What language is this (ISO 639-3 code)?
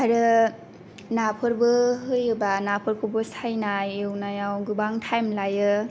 brx